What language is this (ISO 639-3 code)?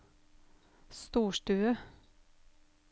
nor